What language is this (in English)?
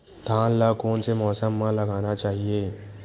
Chhattisgarhi